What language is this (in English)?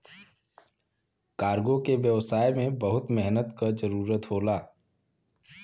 Bhojpuri